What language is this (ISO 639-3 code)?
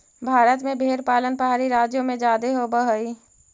mag